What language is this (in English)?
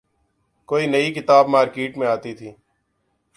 Urdu